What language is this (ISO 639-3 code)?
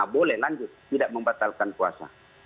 ind